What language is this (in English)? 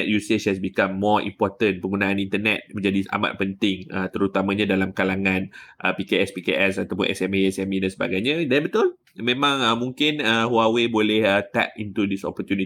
Malay